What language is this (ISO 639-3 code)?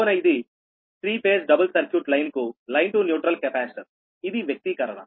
tel